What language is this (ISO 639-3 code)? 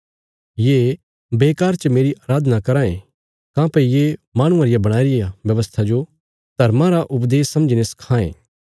kfs